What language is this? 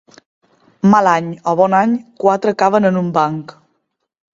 Catalan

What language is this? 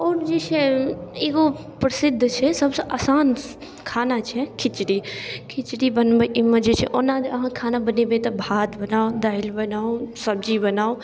Maithili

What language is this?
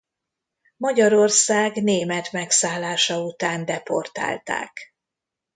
Hungarian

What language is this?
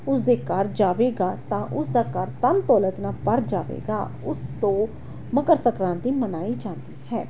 Punjabi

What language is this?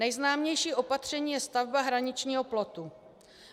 Czech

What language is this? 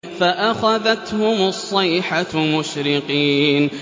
Arabic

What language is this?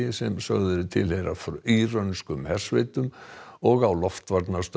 Icelandic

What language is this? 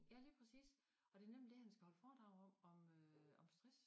Danish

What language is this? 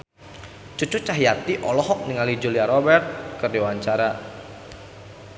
Sundanese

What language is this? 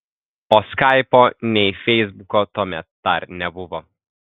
Lithuanian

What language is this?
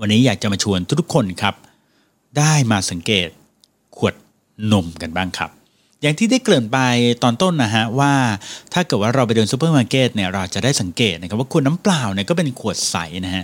Thai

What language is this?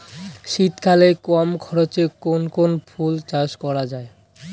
Bangla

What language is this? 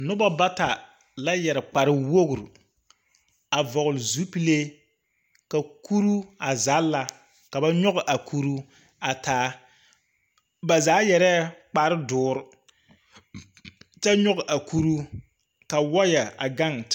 Southern Dagaare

